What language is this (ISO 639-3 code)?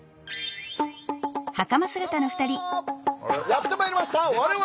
jpn